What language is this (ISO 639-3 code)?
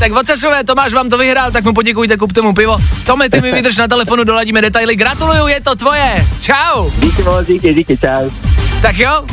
ces